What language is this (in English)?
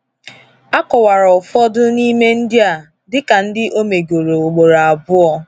Igbo